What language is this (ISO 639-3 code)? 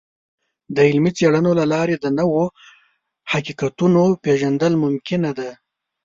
pus